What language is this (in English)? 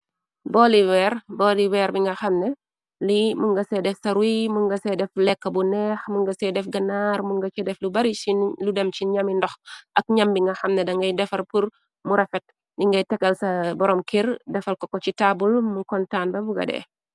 Wolof